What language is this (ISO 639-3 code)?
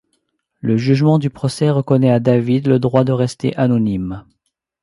fra